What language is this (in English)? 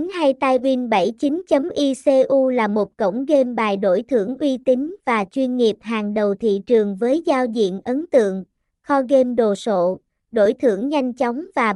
Vietnamese